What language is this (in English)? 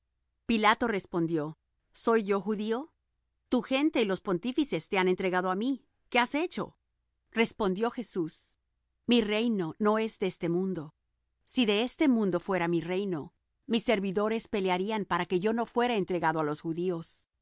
Spanish